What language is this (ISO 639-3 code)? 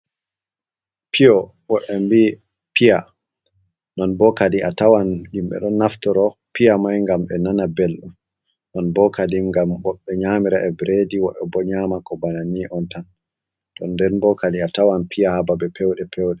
ful